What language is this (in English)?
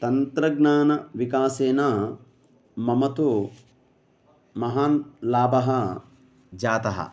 Sanskrit